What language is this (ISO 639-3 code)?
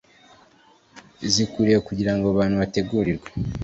kin